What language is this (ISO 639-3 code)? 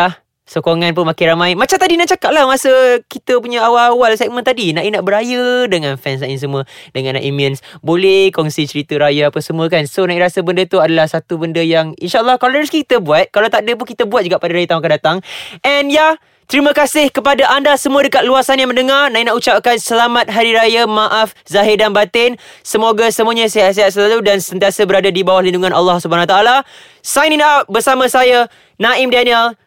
msa